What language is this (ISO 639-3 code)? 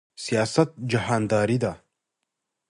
pus